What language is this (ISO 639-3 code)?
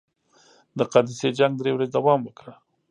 pus